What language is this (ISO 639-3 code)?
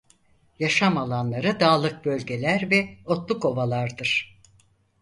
tur